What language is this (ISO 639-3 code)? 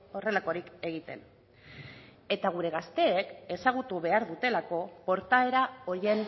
eus